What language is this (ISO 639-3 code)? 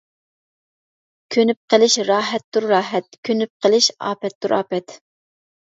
uig